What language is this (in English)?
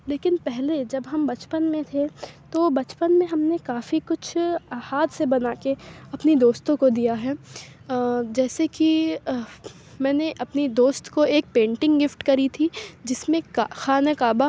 Urdu